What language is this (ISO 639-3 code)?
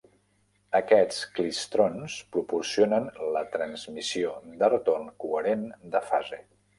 cat